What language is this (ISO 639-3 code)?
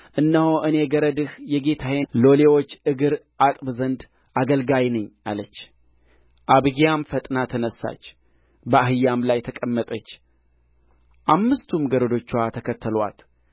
amh